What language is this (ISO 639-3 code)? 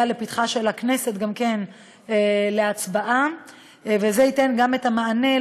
heb